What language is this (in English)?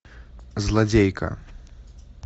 Russian